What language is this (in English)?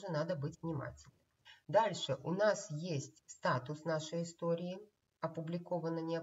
Russian